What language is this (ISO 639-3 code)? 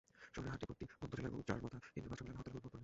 ben